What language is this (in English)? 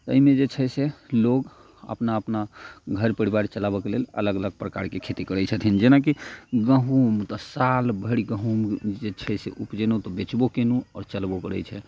Maithili